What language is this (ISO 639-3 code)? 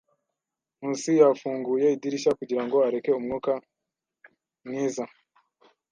kin